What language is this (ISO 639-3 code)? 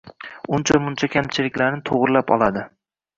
uzb